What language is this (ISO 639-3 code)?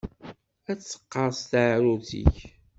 kab